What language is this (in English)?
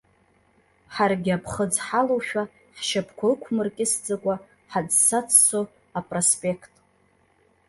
Abkhazian